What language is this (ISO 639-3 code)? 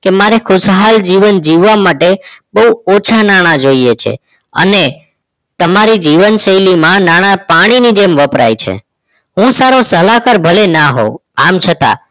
guj